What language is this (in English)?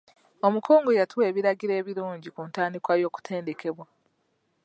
Ganda